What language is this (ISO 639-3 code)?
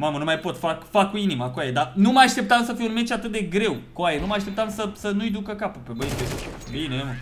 ron